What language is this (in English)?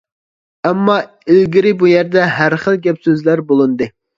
Uyghur